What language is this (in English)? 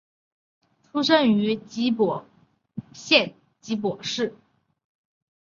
Chinese